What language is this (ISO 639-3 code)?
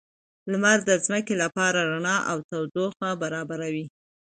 pus